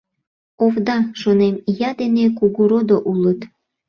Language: Mari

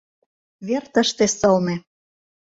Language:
Mari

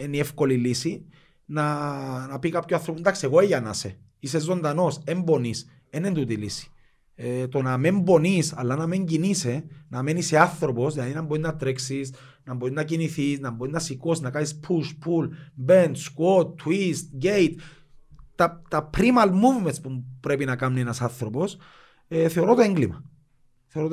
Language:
Greek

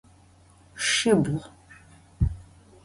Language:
Adyghe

